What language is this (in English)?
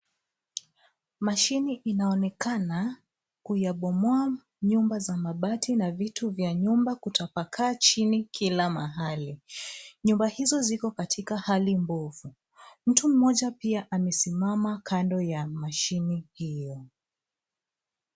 Swahili